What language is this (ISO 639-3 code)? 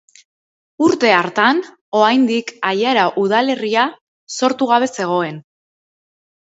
eus